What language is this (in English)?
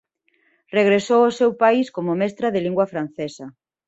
Galician